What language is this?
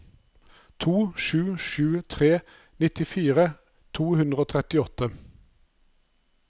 Norwegian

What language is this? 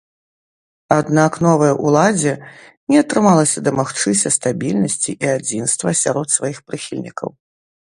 Belarusian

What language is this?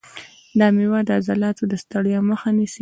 Pashto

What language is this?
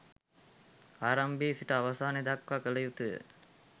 Sinhala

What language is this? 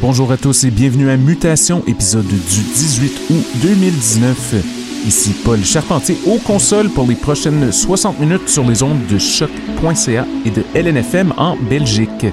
French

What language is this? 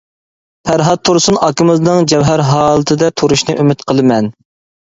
Uyghur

